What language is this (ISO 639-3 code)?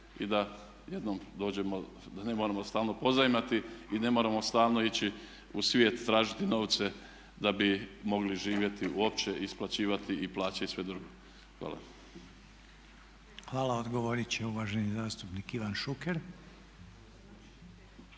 hrv